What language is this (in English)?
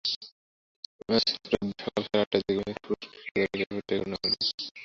Bangla